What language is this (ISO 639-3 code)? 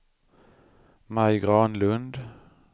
swe